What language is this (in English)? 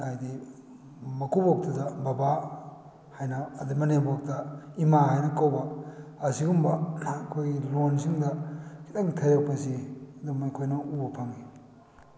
Manipuri